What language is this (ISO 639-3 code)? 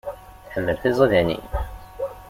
kab